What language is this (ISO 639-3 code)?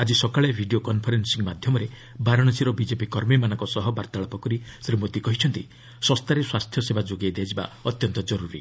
ori